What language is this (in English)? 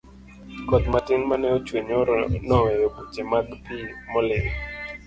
Luo (Kenya and Tanzania)